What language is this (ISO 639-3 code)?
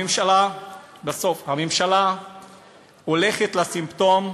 heb